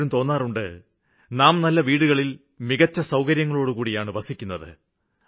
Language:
Malayalam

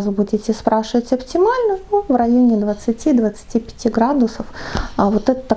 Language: Russian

